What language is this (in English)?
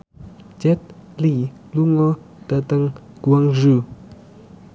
Javanese